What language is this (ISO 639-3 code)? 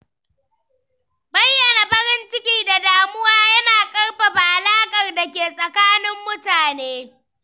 hau